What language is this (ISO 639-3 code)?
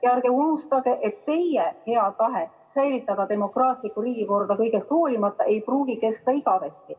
est